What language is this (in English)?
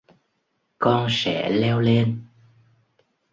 Vietnamese